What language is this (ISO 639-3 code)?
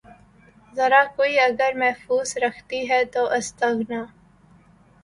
urd